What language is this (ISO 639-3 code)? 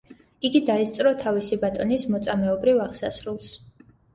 kat